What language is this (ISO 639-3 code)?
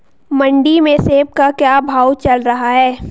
hin